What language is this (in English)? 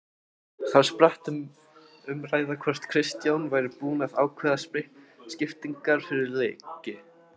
Icelandic